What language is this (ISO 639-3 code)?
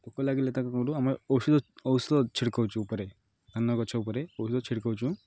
ori